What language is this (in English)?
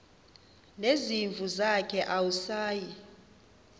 Xhosa